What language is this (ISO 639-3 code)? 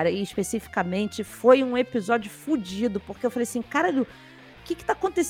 por